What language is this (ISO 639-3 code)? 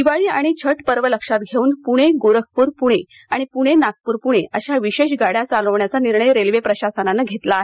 mar